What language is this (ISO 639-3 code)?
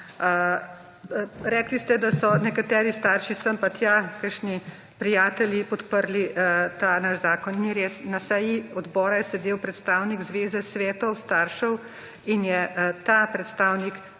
slv